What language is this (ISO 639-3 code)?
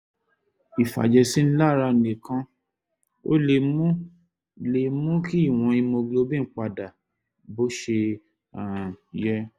yor